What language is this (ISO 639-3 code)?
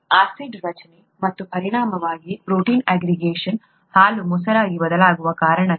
kan